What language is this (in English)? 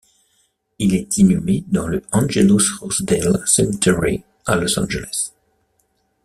French